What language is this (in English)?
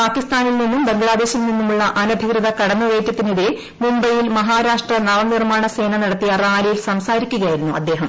Malayalam